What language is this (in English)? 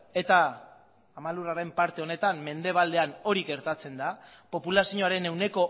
Basque